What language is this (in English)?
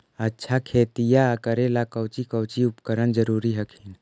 Magahi